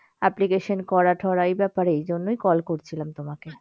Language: Bangla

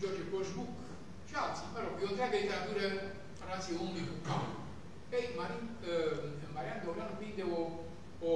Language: Romanian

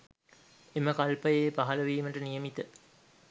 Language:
Sinhala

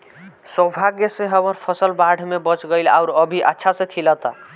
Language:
Bhojpuri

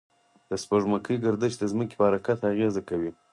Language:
Pashto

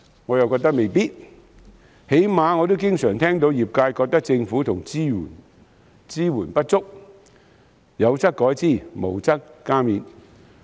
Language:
Cantonese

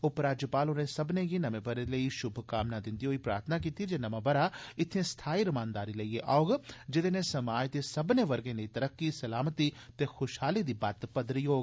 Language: Dogri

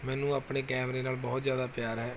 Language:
Punjabi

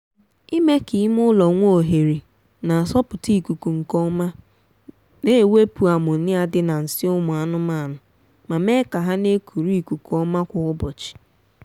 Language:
Igbo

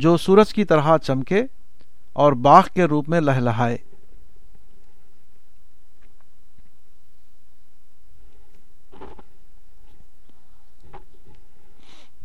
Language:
Urdu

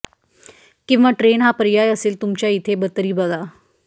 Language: Marathi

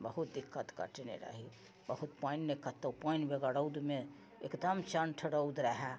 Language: Maithili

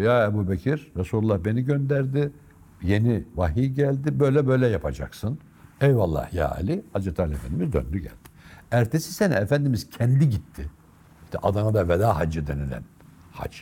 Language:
Turkish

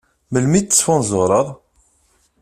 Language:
Kabyle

